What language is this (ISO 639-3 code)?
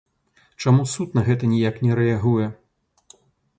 bel